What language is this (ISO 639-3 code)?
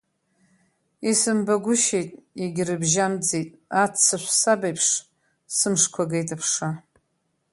abk